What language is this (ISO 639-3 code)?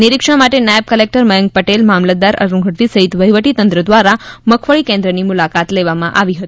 guj